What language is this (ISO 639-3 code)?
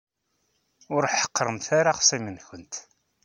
kab